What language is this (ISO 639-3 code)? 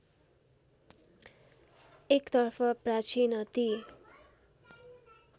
nep